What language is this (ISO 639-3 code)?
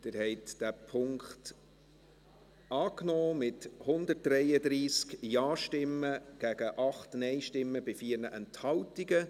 gsw